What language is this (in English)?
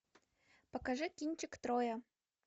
Russian